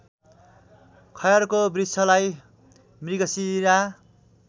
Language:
Nepali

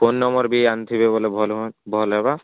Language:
Odia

